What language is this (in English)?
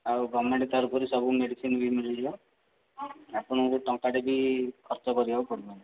Odia